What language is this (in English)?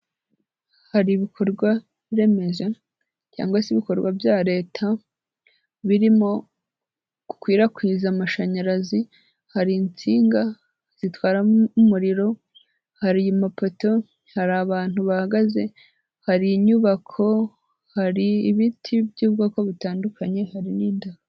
Kinyarwanda